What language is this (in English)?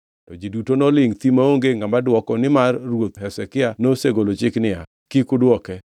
Luo (Kenya and Tanzania)